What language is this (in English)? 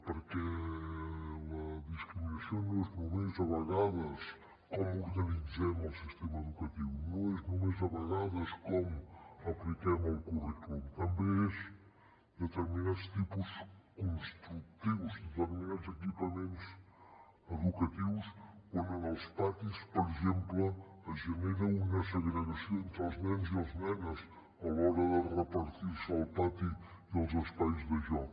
Catalan